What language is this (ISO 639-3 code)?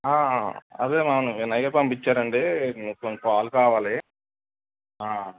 tel